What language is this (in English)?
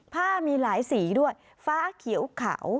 Thai